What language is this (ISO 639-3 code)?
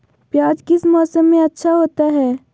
mag